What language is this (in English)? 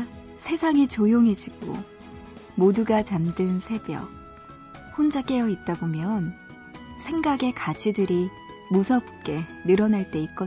Korean